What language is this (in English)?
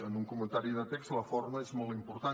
Catalan